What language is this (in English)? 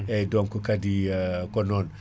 Fula